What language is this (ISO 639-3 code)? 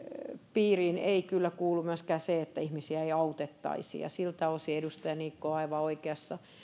fin